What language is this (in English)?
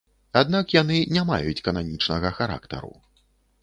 Belarusian